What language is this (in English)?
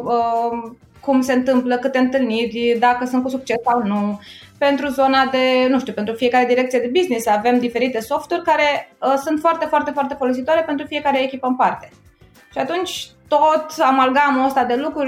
Romanian